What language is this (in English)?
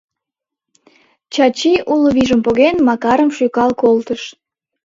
Mari